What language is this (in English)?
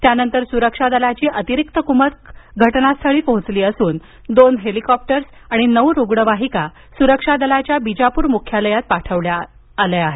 Marathi